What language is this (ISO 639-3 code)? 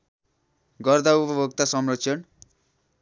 nep